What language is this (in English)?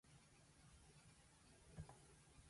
Japanese